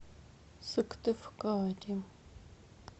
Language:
Russian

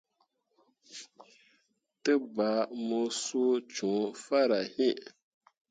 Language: Mundang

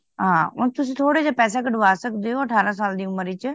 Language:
Punjabi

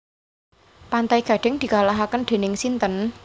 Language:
Javanese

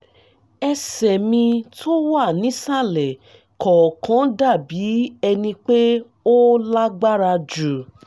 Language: Yoruba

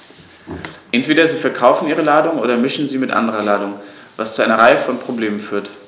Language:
German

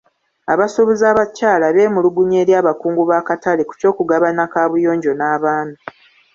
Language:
Ganda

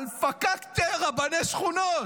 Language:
Hebrew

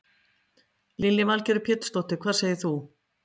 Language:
Icelandic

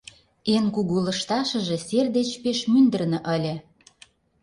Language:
Mari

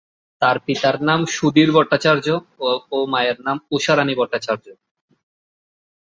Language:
Bangla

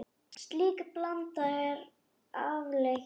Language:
Icelandic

